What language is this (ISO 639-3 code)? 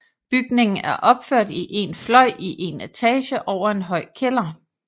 dan